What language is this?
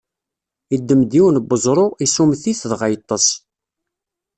Kabyle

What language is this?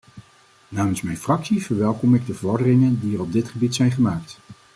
Dutch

